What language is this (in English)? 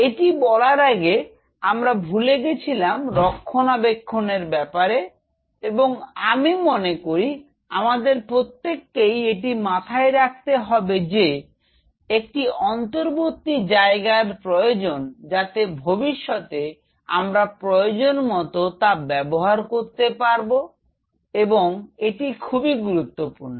Bangla